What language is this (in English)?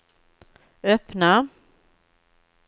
Swedish